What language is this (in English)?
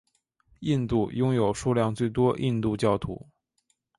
Chinese